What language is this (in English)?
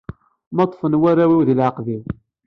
Kabyle